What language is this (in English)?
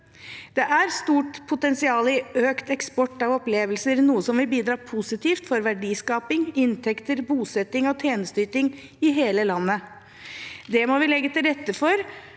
Norwegian